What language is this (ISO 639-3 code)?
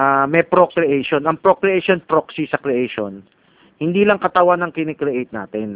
fil